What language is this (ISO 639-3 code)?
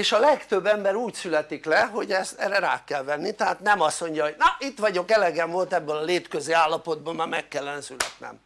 hun